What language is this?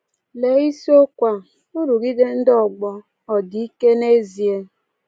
Igbo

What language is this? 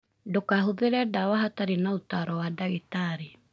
Kikuyu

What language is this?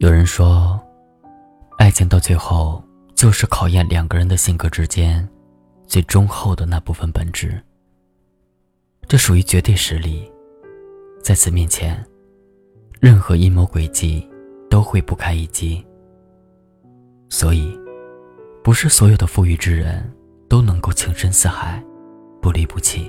Chinese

